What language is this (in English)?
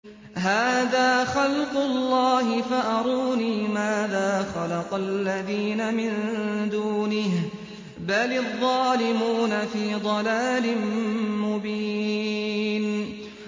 Arabic